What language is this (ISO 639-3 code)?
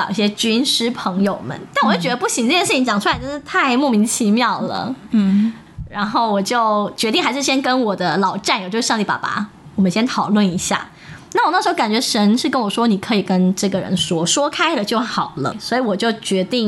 zho